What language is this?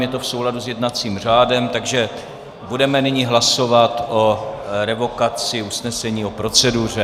Czech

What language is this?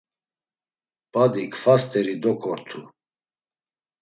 Laz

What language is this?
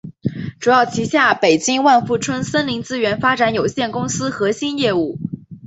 Chinese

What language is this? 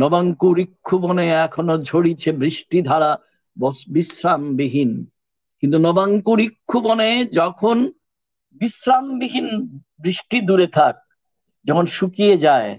Bangla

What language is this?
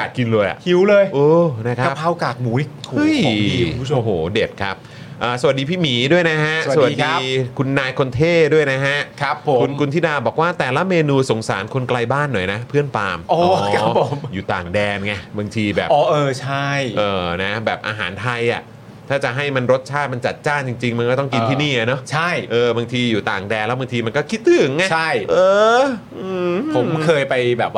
Thai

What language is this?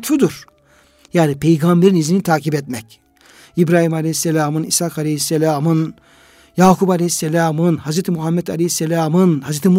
Turkish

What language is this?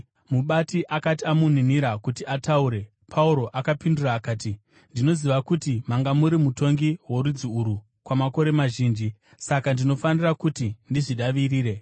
Shona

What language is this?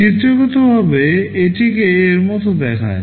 Bangla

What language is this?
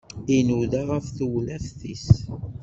Kabyle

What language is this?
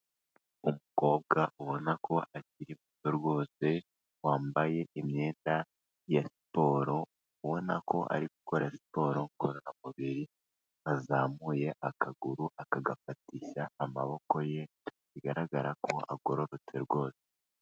Kinyarwanda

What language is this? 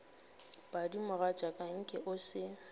Northern Sotho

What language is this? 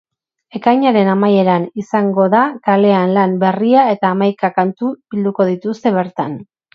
Basque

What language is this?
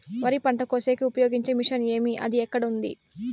Telugu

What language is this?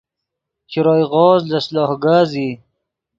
Yidgha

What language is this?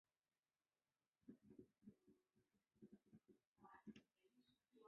Chinese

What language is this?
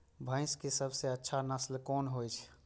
Maithili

